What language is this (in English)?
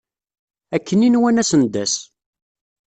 Kabyle